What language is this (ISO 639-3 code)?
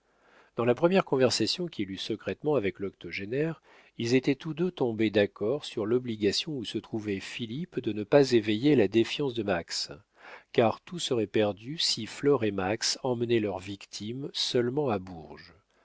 fra